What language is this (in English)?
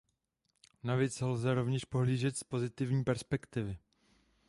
Czech